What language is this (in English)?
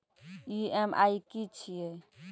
Maithili